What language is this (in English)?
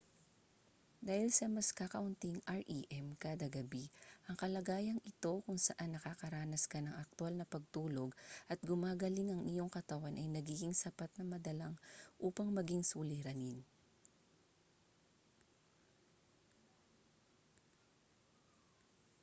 Filipino